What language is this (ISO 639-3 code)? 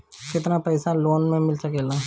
bho